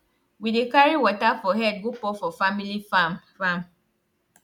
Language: Nigerian Pidgin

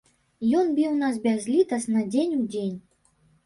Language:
Belarusian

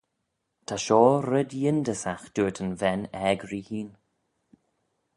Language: Manx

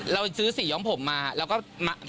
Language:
Thai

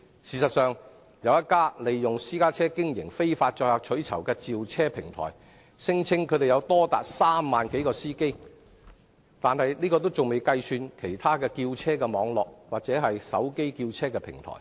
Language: Cantonese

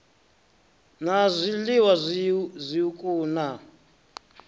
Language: Venda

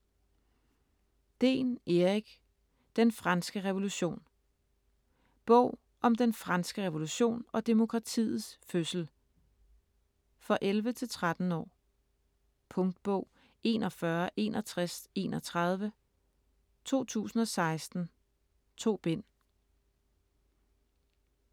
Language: Danish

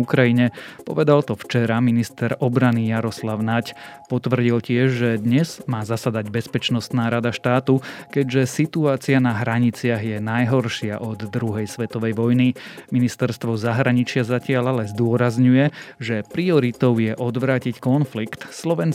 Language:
Slovak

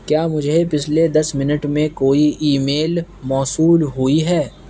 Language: Urdu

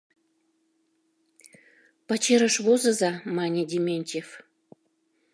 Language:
Mari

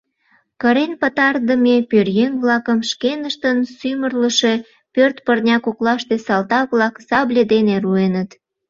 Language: Mari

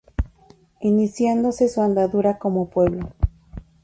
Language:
Spanish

